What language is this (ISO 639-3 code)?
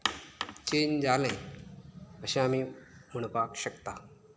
kok